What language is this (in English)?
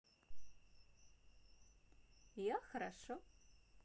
Russian